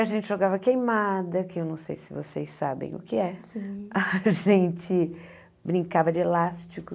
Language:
Portuguese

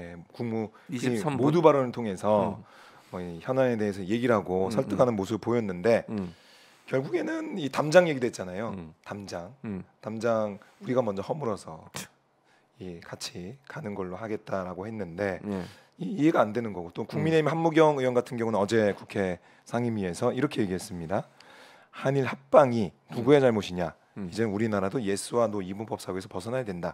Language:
Korean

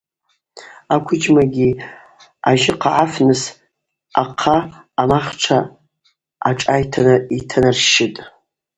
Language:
Abaza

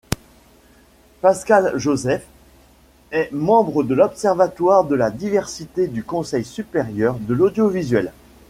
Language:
French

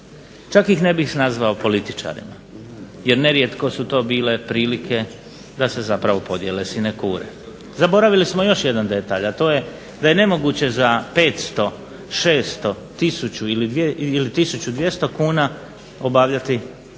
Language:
Croatian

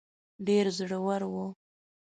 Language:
Pashto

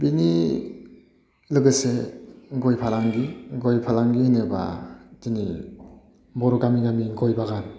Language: Bodo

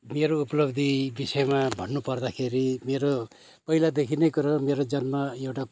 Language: Nepali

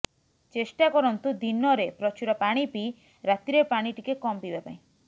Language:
Odia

